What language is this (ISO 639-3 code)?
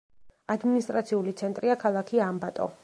kat